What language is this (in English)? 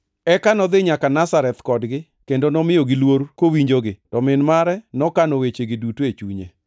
Luo (Kenya and Tanzania)